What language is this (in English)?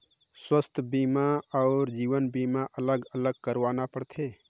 Chhattisgarhi